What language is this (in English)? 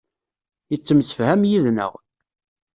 Kabyle